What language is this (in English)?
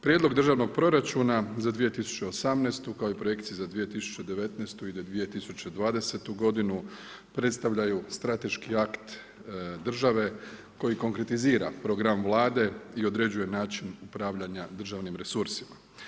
Croatian